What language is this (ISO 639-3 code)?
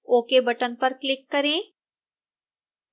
hin